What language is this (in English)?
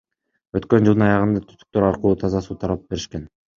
Kyrgyz